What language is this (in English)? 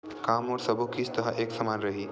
Chhattisgarhi